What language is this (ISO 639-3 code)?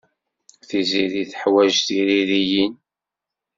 kab